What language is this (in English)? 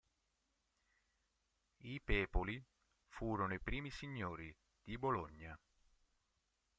Italian